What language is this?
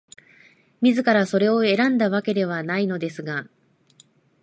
Japanese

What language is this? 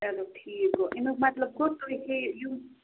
Kashmiri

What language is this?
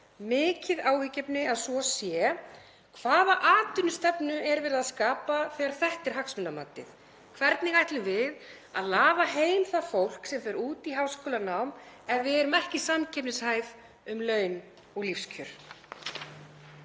Icelandic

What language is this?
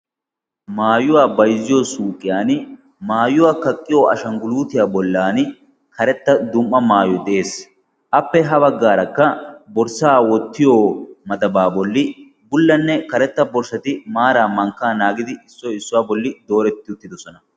Wolaytta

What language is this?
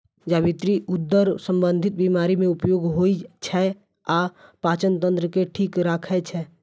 Maithili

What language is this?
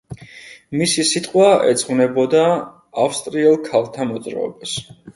Georgian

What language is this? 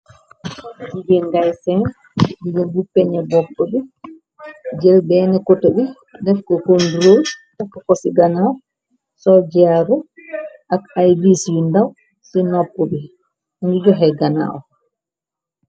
Wolof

